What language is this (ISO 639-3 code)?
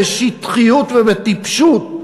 heb